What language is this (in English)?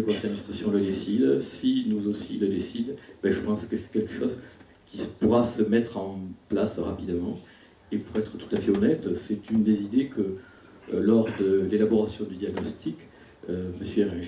French